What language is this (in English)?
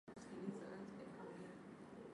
Swahili